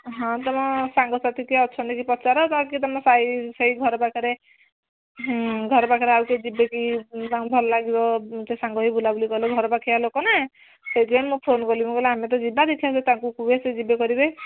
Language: Odia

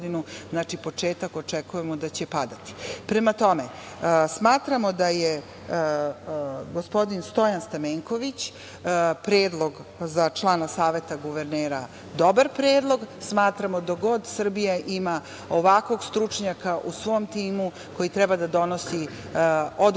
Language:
Serbian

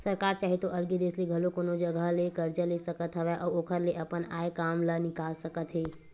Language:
Chhattisgarhi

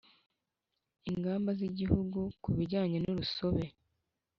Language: Kinyarwanda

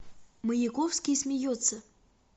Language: Russian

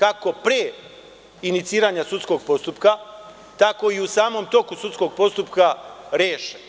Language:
Serbian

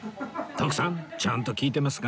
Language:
Japanese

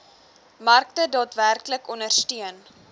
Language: Afrikaans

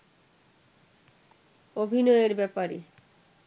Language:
Bangla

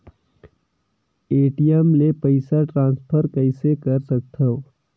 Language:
Chhattisgarhi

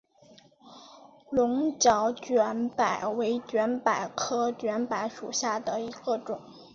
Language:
Chinese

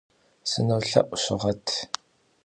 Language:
Kabardian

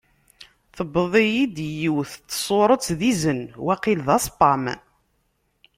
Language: Kabyle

